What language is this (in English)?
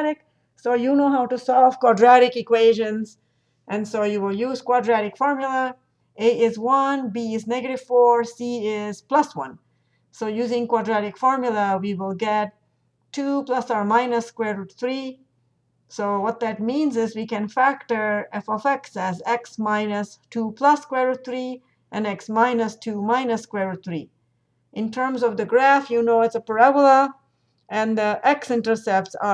English